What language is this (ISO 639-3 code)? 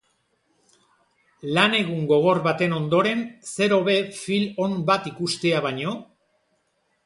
eus